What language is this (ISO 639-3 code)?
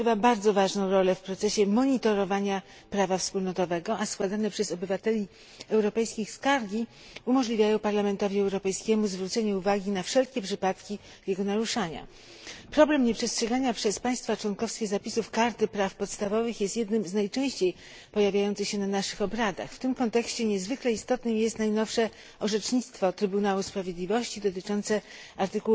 pol